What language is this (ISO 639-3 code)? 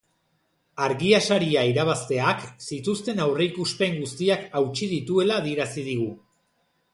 eus